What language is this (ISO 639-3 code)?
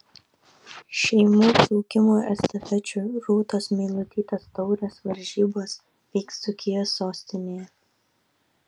lit